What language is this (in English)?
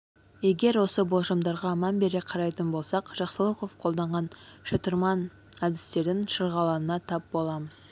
Kazakh